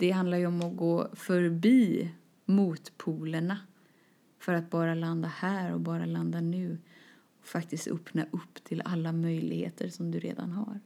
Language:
Swedish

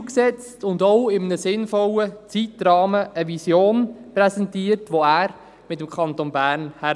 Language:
Swiss German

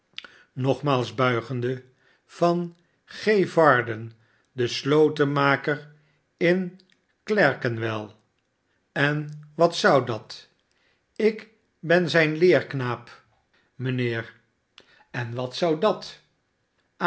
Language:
Dutch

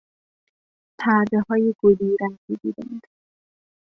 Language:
Persian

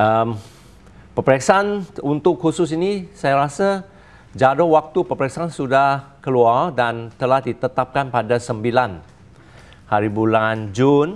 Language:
Malay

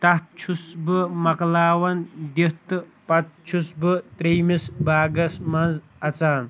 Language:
Kashmiri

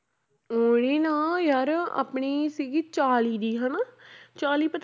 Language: Punjabi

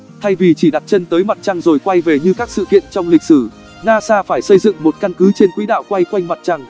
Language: Vietnamese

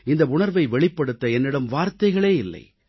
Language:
Tamil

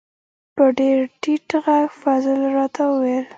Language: Pashto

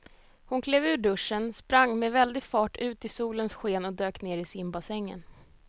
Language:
Swedish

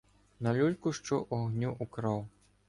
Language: Ukrainian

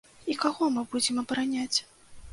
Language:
Belarusian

